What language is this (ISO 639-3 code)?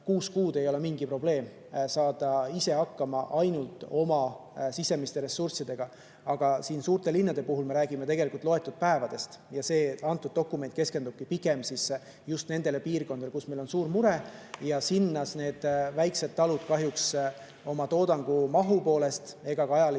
est